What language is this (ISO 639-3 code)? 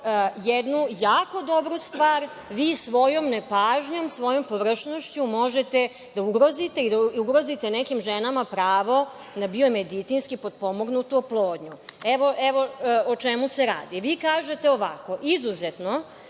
srp